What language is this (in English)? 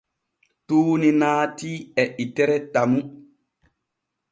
Borgu Fulfulde